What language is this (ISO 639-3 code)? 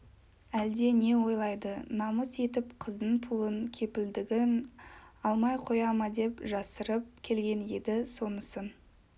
kaz